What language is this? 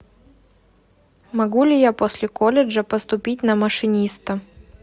Russian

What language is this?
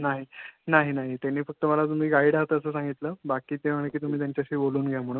Marathi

